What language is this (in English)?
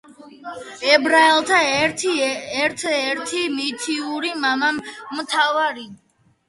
Georgian